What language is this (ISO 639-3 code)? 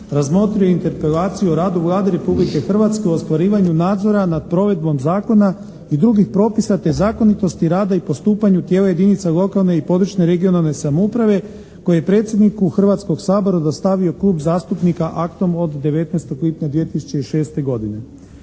hrv